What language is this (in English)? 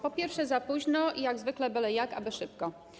Polish